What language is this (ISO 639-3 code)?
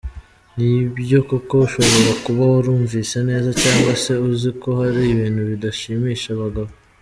kin